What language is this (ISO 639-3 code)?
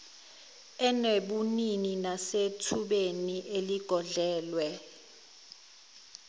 zul